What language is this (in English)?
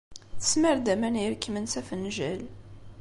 Kabyle